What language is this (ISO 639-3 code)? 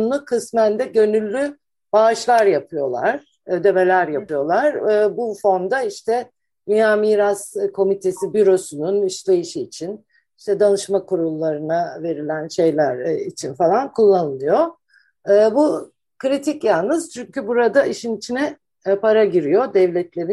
tur